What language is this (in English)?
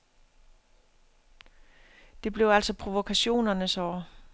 Danish